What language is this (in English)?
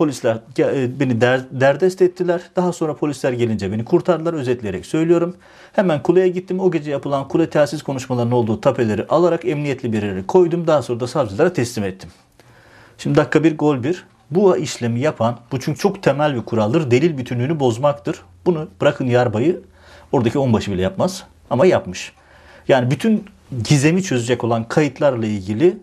Turkish